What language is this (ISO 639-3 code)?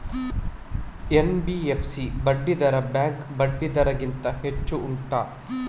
kan